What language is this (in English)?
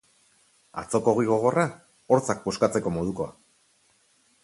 Basque